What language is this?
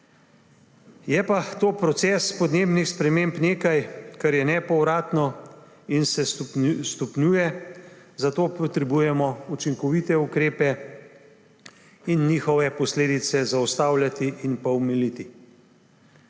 Slovenian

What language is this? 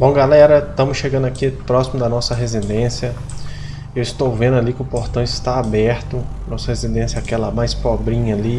Portuguese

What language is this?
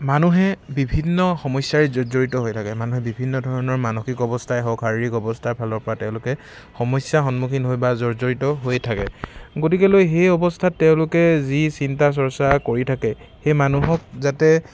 Assamese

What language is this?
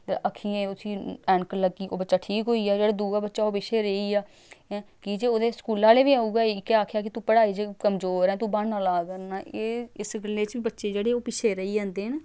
Dogri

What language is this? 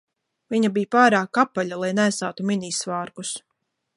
Latvian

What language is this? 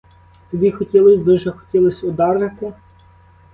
Ukrainian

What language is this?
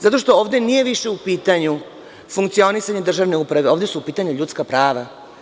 Serbian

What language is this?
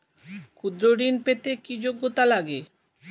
Bangla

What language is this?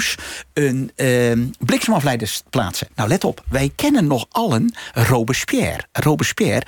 Dutch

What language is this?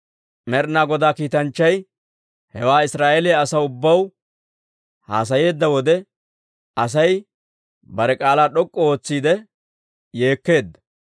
Dawro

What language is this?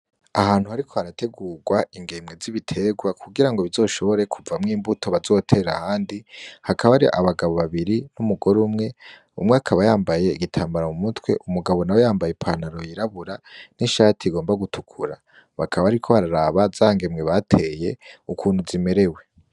Rundi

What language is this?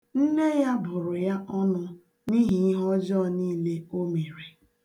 Igbo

